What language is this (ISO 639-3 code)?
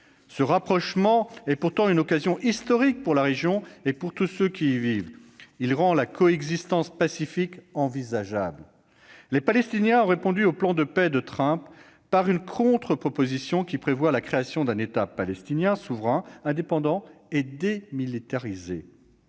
fra